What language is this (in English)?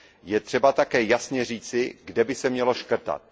Czech